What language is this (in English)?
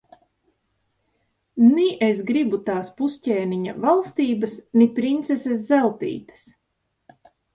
Latvian